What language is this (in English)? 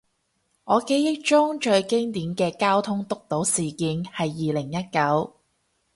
Cantonese